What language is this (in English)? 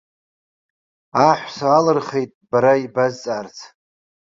Abkhazian